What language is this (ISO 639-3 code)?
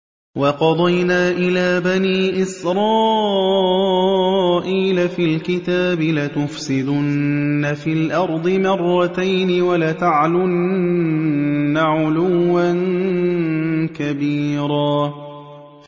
ara